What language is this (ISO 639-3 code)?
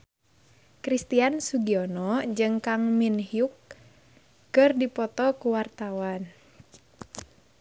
sun